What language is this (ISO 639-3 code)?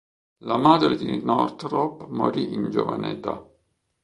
ita